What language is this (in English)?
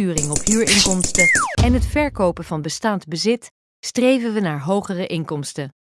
Dutch